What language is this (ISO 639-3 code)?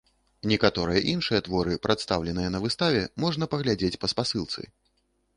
bel